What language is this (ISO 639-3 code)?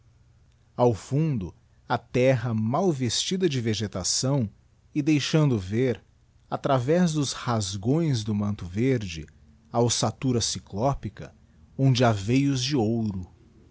por